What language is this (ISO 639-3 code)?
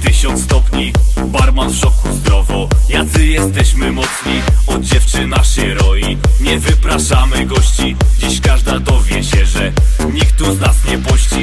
pol